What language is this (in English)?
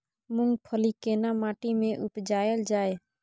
Maithili